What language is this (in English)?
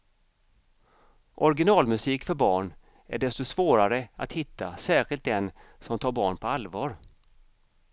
Swedish